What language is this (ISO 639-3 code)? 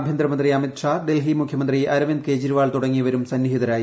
mal